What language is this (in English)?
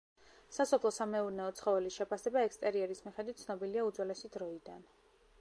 Georgian